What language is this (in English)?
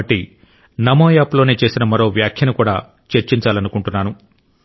Telugu